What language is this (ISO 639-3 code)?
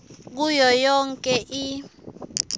ssw